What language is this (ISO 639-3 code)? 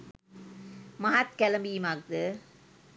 sin